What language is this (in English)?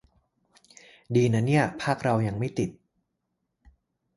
Thai